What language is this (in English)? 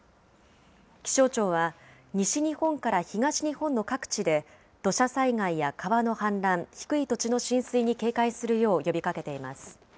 Japanese